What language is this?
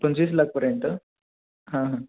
Marathi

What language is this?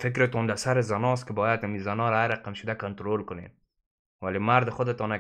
Persian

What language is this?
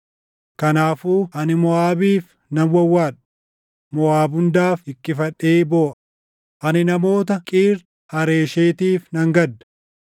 Oromo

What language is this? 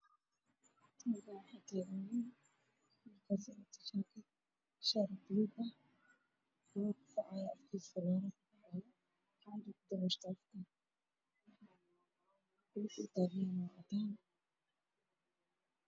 Somali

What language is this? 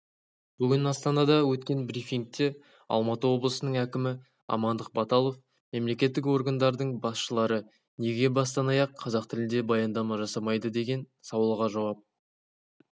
Kazakh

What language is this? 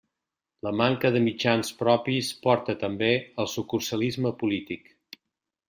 Catalan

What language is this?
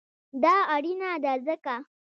Pashto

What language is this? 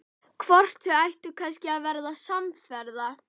Icelandic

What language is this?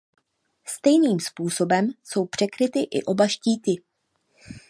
Czech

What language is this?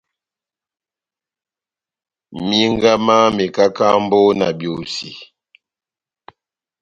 Batanga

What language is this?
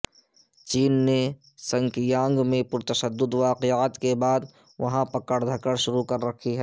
Urdu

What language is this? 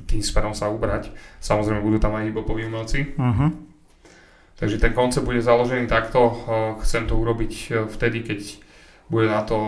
Slovak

